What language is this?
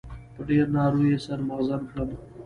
Pashto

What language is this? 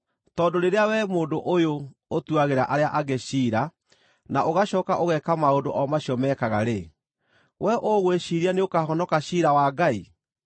Kikuyu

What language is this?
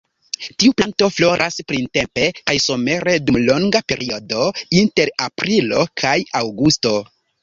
Esperanto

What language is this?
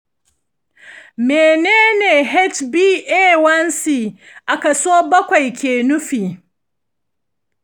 Hausa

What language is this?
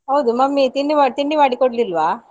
Kannada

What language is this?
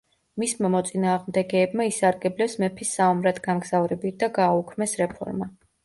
Georgian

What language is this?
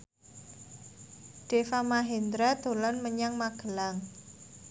Javanese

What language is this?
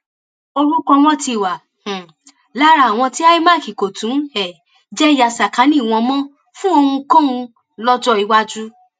Yoruba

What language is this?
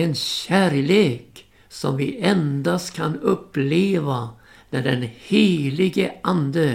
Swedish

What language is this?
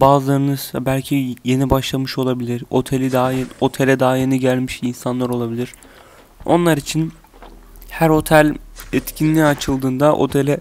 Turkish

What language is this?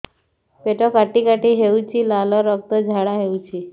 Odia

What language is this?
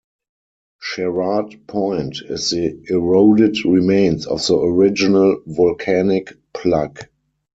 English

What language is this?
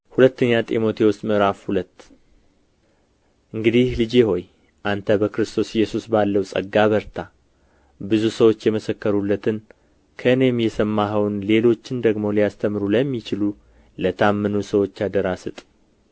Amharic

